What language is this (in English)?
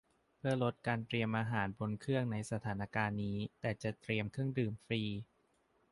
Thai